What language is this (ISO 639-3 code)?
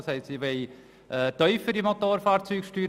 gsw